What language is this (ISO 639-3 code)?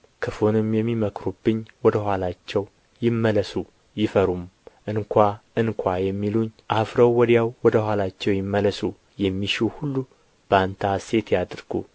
amh